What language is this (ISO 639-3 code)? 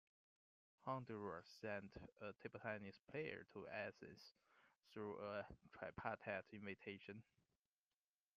eng